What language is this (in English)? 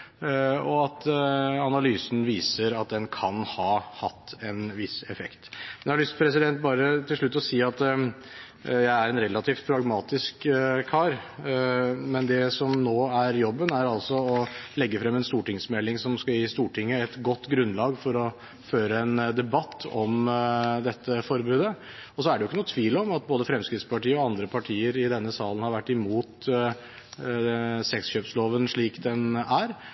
Norwegian Bokmål